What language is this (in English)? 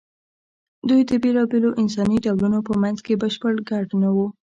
Pashto